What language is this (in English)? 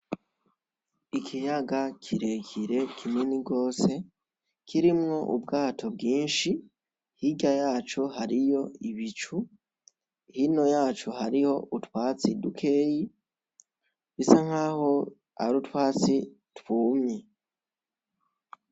Rundi